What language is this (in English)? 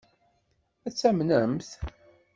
Kabyle